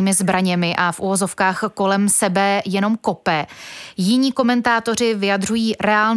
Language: Czech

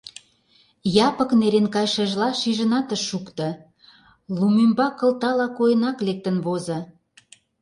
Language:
Mari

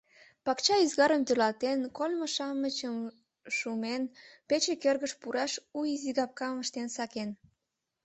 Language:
Mari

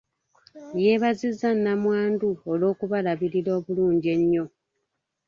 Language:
Ganda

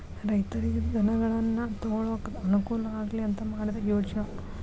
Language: Kannada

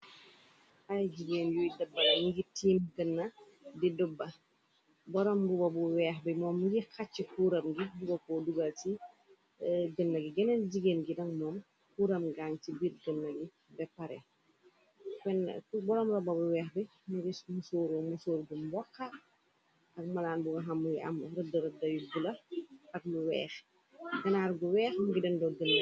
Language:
Wolof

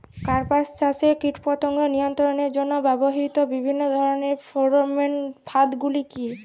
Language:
Bangla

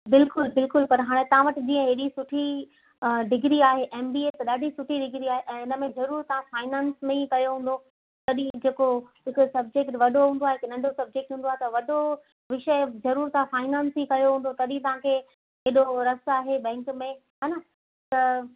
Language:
Sindhi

